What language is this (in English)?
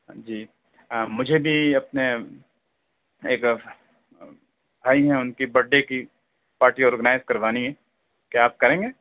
Urdu